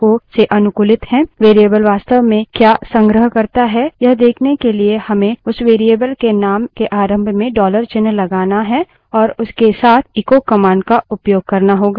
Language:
Hindi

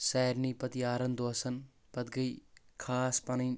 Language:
Kashmiri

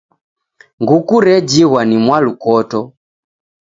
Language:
Taita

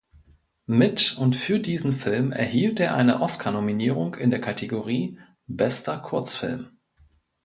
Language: German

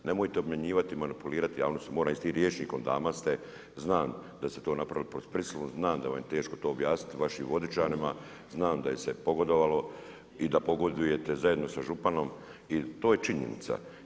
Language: Croatian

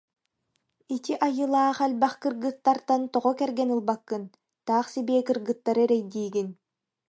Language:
Yakut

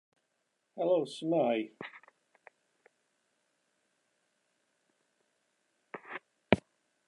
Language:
Welsh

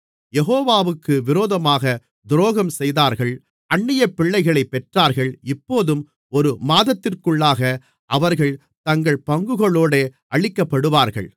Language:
Tamil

